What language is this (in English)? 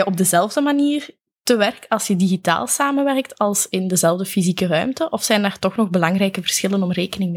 Dutch